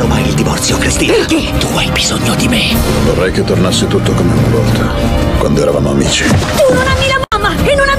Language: Italian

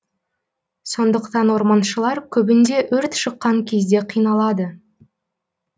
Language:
Kazakh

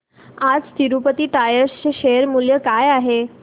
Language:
Marathi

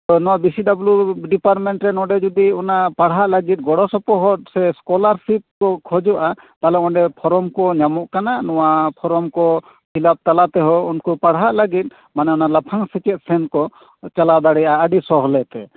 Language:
Santali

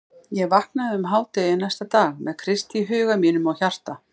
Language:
Icelandic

